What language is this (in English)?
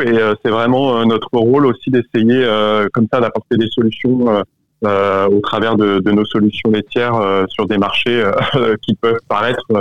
French